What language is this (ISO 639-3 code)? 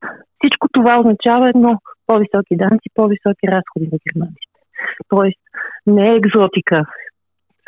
bul